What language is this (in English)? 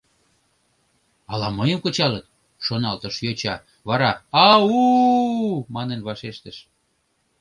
Mari